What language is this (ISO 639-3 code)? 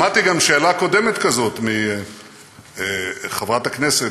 heb